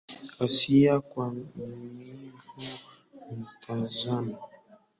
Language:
Swahili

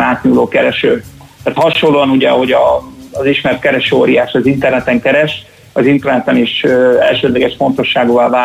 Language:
Hungarian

